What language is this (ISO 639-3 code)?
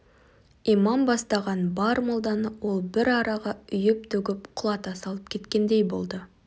kaz